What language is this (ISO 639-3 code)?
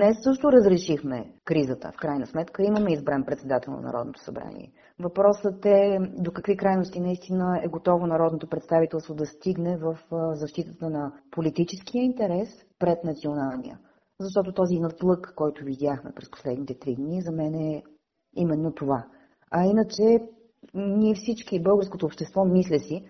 bul